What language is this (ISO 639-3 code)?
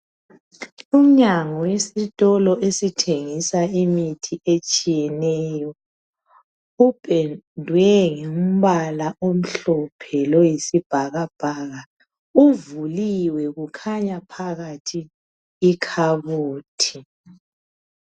nde